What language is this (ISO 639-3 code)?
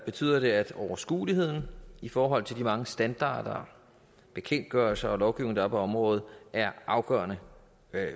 dan